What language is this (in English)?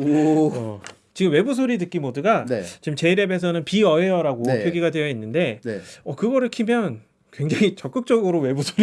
Korean